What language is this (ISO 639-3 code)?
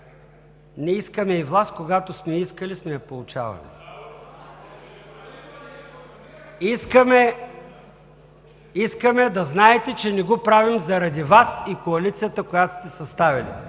bul